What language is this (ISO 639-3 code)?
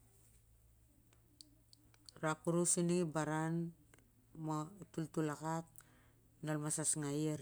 sjr